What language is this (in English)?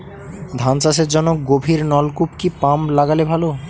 Bangla